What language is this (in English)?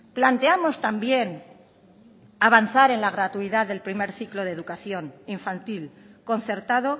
Spanish